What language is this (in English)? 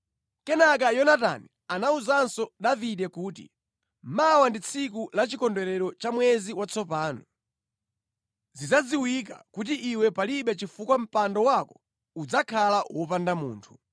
Nyanja